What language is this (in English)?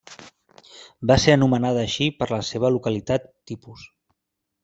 Catalan